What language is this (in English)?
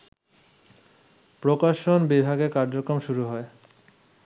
Bangla